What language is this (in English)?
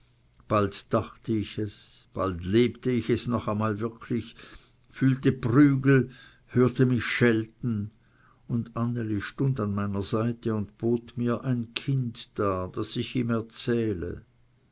German